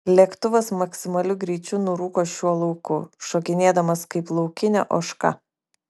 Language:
Lithuanian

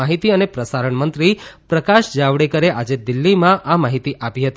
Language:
Gujarati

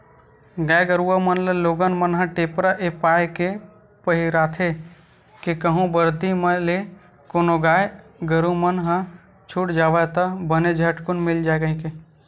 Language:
Chhattisgarhi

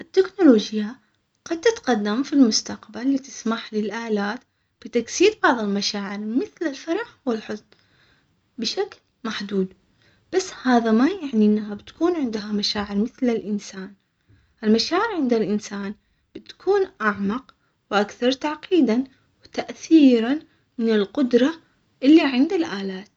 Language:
Omani Arabic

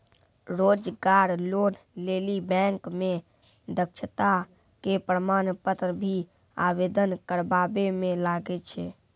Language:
Maithili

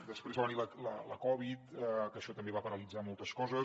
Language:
Catalan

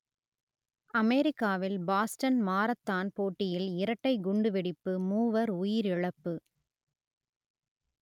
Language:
Tamil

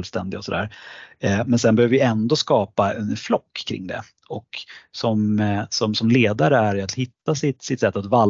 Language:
Swedish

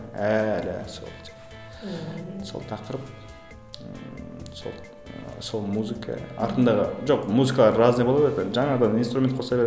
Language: Kazakh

